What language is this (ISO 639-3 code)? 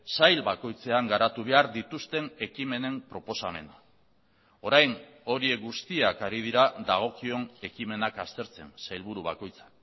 eus